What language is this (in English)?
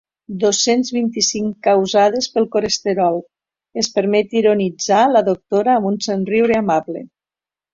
Catalan